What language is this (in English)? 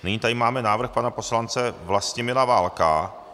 Czech